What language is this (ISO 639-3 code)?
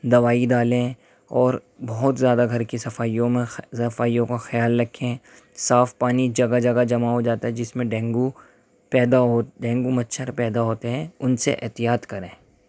urd